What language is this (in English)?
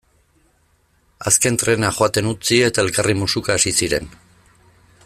Basque